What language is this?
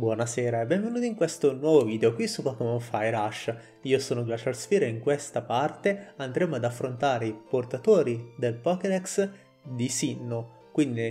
Italian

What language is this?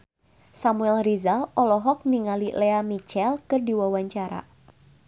Sundanese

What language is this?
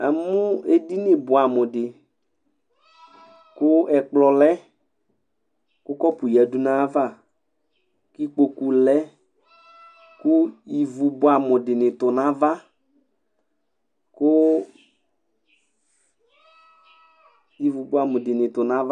Ikposo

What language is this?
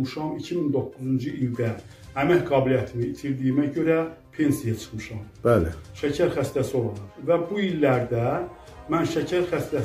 Turkish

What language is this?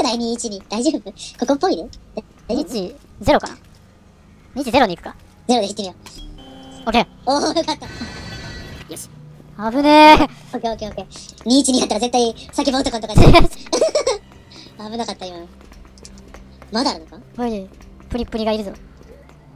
Japanese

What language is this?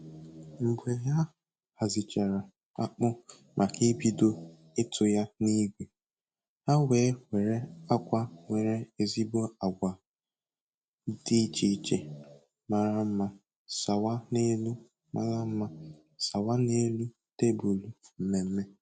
Igbo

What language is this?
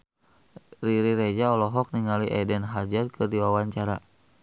Sundanese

